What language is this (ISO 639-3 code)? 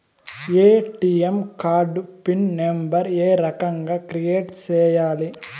tel